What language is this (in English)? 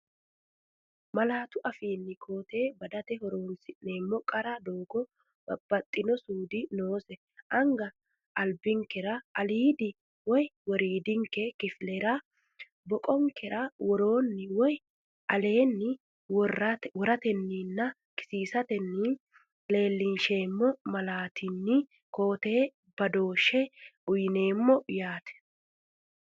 Sidamo